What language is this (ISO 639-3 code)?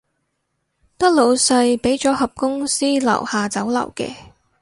yue